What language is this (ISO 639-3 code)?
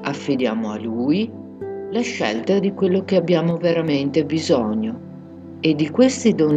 ita